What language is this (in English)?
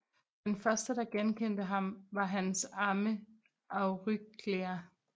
Danish